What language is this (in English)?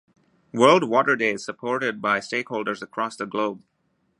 English